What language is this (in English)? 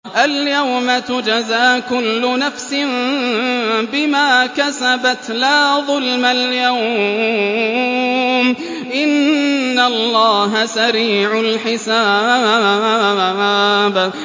Arabic